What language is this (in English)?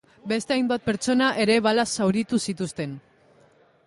Basque